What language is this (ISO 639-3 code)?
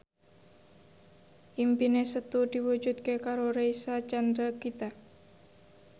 jav